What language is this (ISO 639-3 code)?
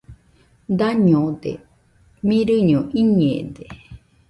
hux